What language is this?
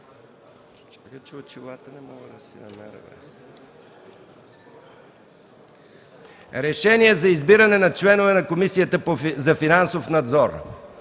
Bulgarian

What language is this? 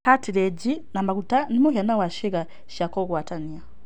Kikuyu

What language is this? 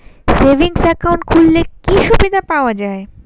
Bangla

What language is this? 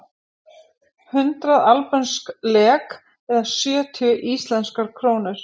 Icelandic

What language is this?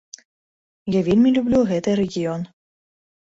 Belarusian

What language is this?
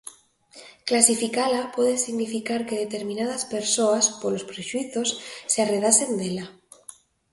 Galician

